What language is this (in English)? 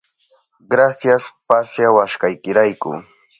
Southern Pastaza Quechua